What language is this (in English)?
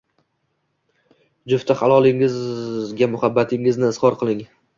Uzbek